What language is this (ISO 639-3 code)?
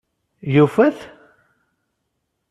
kab